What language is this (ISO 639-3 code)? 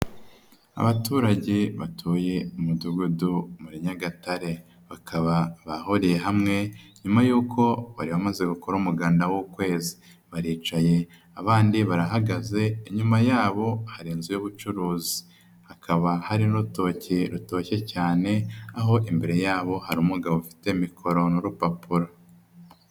kin